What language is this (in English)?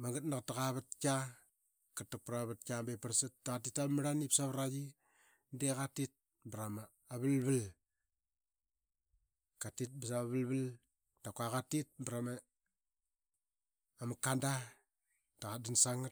Qaqet